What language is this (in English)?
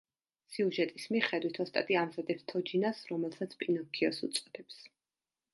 Georgian